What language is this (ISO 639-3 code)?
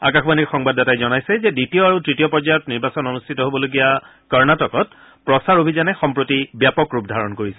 asm